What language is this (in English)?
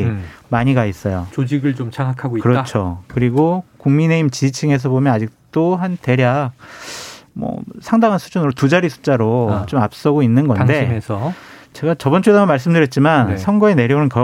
Korean